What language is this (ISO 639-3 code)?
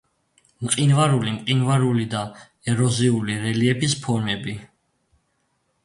kat